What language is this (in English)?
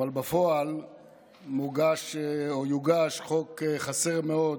Hebrew